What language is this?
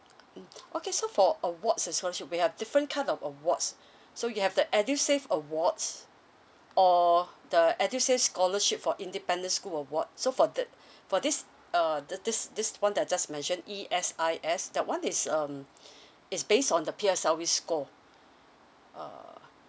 English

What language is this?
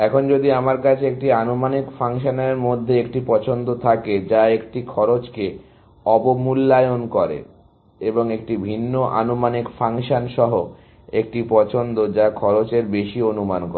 Bangla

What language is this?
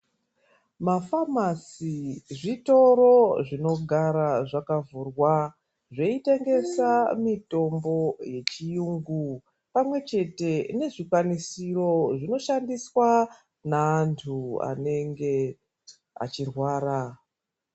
Ndau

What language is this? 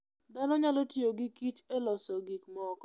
Luo (Kenya and Tanzania)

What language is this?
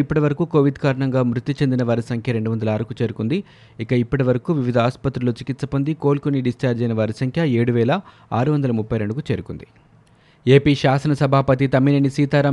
Telugu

